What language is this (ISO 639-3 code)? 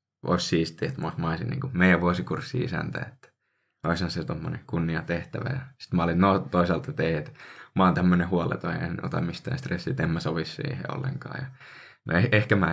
fin